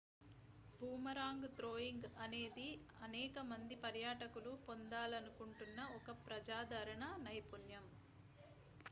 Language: Telugu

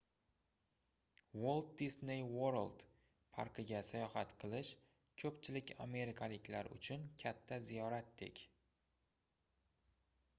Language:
Uzbek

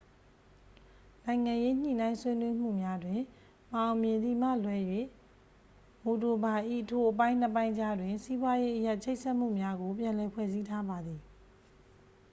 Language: Burmese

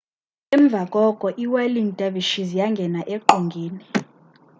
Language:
Xhosa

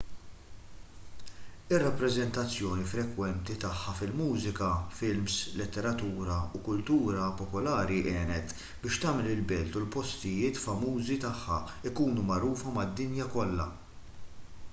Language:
Maltese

